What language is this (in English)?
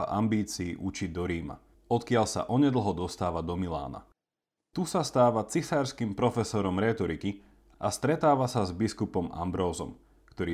Slovak